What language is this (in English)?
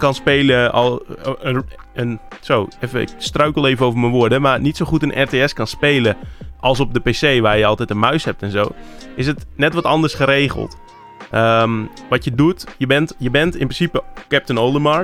Dutch